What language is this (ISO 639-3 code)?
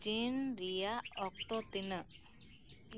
sat